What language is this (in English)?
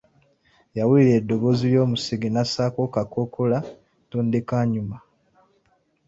Ganda